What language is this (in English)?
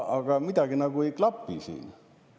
Estonian